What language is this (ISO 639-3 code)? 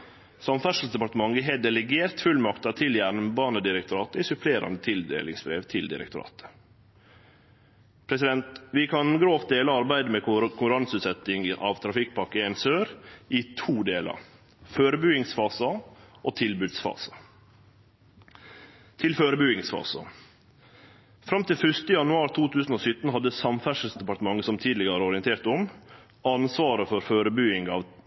nno